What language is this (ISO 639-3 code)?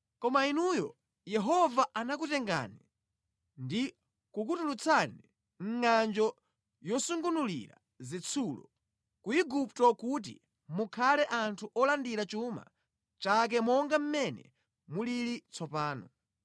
nya